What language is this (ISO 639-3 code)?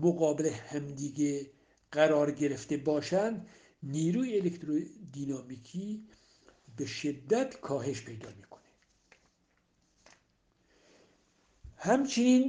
fas